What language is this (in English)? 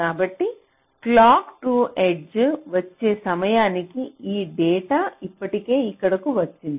Telugu